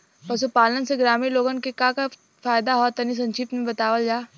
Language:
Bhojpuri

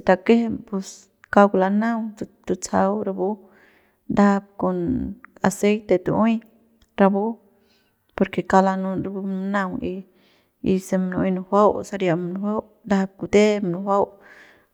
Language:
Central Pame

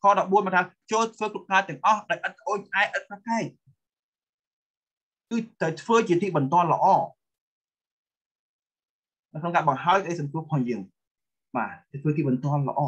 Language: Thai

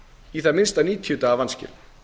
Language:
Icelandic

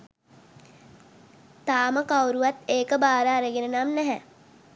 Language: Sinhala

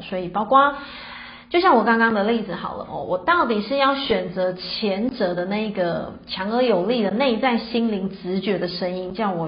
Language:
Chinese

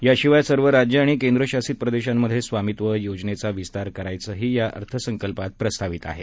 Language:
Marathi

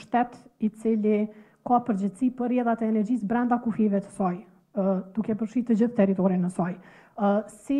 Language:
Romanian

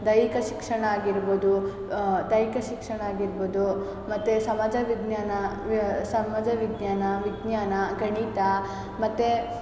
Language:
Kannada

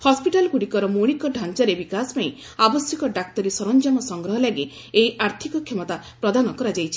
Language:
Odia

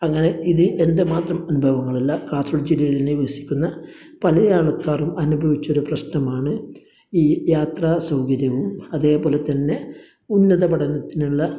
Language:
Malayalam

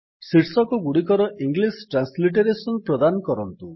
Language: Odia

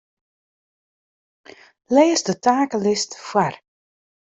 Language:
Western Frisian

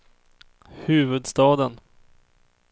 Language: Swedish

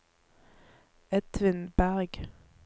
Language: Norwegian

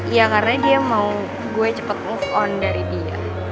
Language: Indonesian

